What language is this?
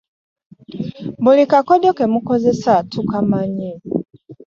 Ganda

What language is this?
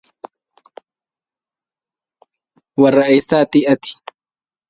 Arabic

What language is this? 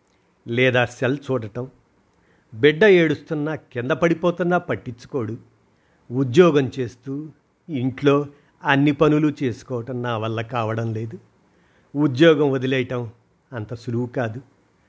Telugu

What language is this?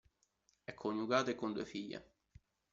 Italian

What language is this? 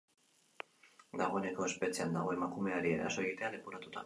Basque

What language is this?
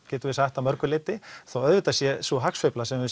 Icelandic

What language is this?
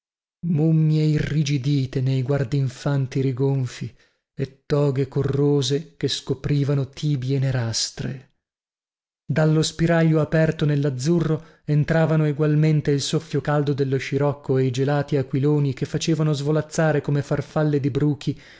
Italian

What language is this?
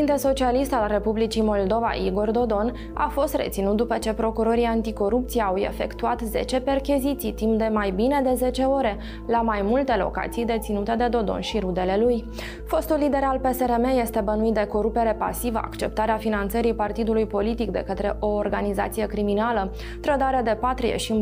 Romanian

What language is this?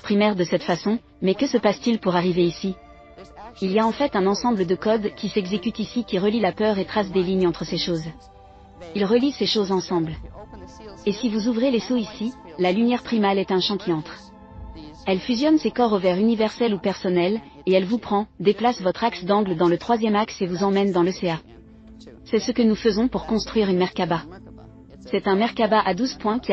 French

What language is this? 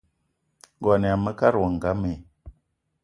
Eton (Cameroon)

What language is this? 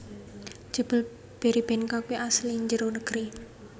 Javanese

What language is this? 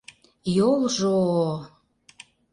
Mari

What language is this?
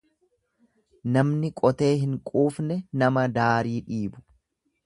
Oromo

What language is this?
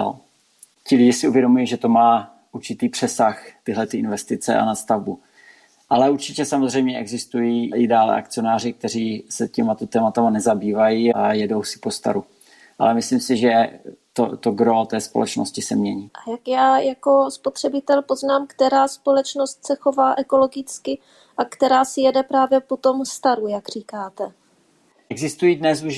Czech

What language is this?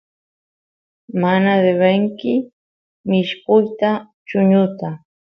Santiago del Estero Quichua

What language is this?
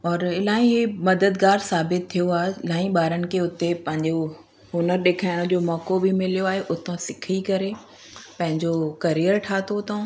Sindhi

